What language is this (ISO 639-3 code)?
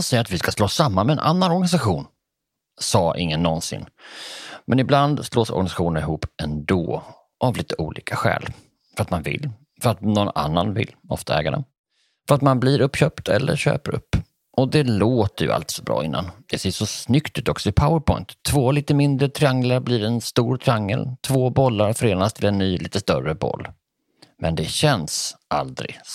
swe